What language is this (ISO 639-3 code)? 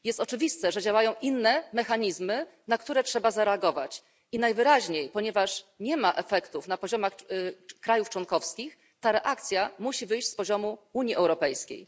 pol